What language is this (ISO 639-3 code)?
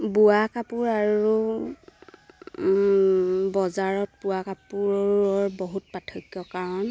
asm